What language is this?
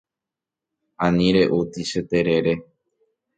Guarani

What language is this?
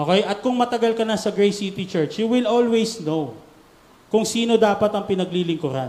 Filipino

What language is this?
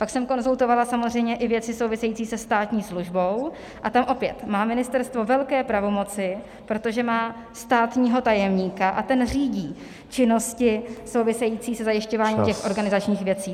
Czech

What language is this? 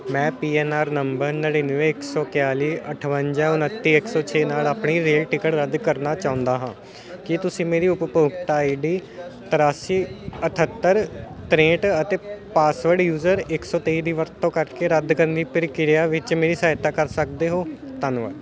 Punjabi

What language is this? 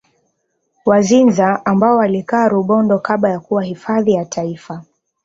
Swahili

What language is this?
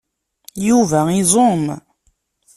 Kabyle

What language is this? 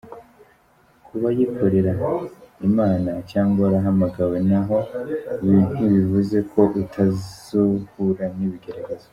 Kinyarwanda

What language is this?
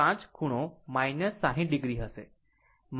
Gujarati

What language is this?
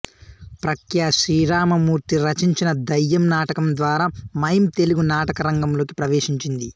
Telugu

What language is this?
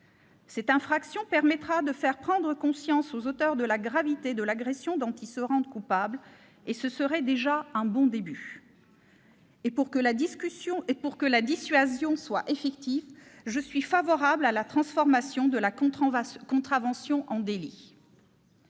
French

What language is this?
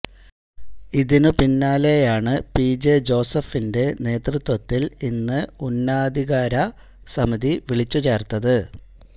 Malayalam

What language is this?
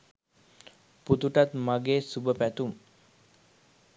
Sinhala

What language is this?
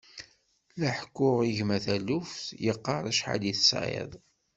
Kabyle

